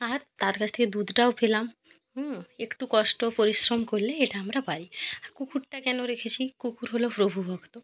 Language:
Bangla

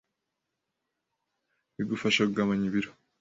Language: Kinyarwanda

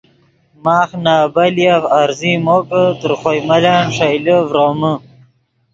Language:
Yidgha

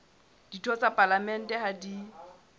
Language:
Southern Sotho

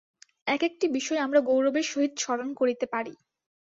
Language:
Bangla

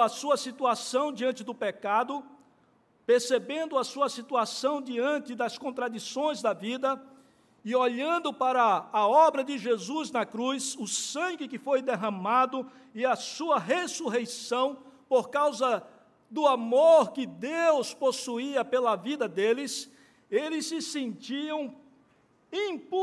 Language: Portuguese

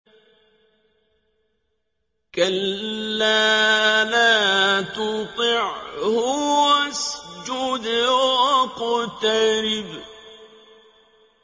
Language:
Arabic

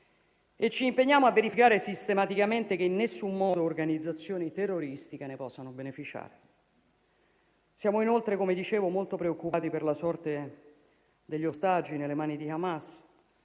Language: Italian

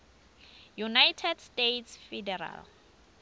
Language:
Swati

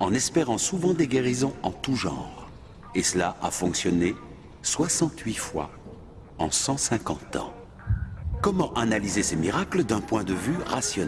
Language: French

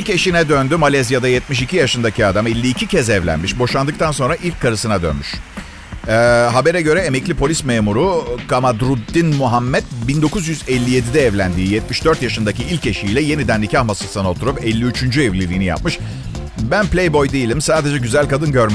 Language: Turkish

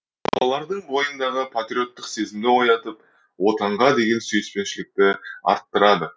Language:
Kazakh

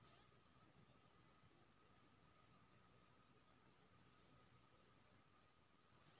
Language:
Maithili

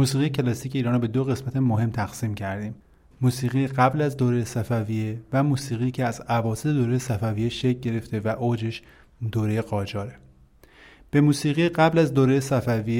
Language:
Persian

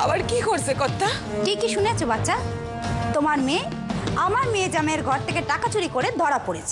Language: Romanian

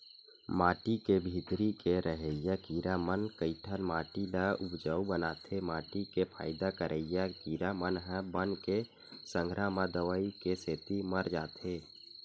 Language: Chhattisgarhi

